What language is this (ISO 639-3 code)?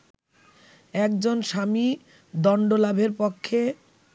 ben